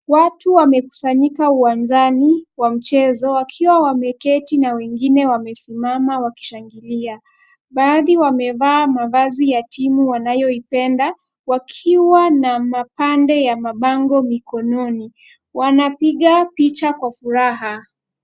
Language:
Swahili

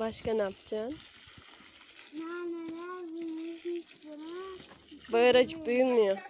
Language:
Turkish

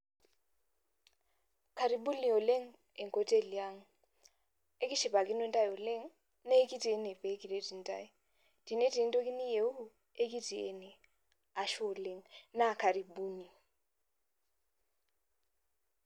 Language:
Masai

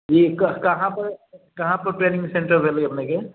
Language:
Maithili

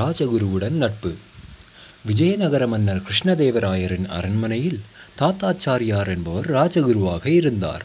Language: Tamil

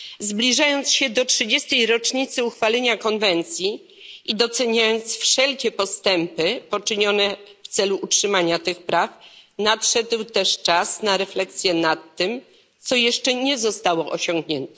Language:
Polish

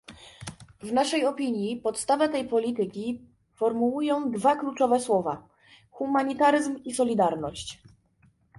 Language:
Polish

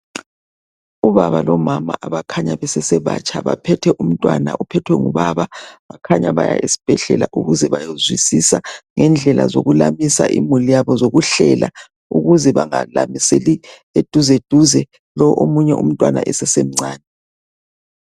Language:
North Ndebele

